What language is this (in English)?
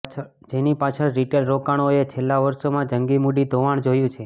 Gujarati